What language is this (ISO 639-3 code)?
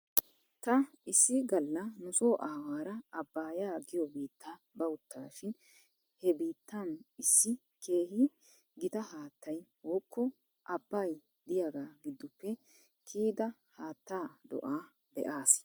wal